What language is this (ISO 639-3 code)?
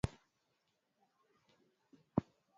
swa